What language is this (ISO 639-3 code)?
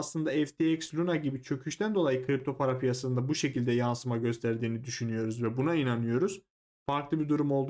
tur